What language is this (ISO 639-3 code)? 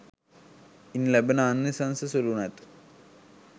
sin